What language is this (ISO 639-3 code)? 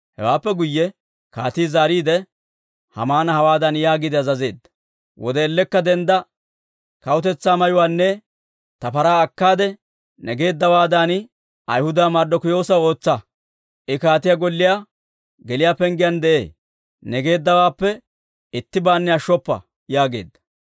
dwr